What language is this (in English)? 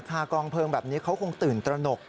Thai